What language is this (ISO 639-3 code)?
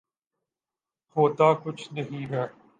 urd